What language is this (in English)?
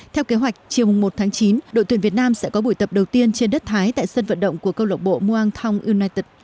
Vietnamese